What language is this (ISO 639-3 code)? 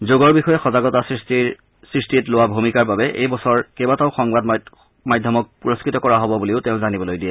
asm